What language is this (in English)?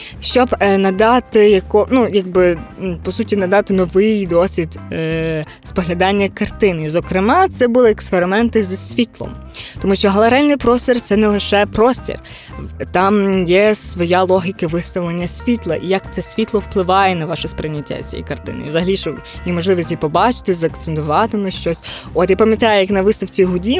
Ukrainian